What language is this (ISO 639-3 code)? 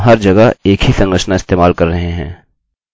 hin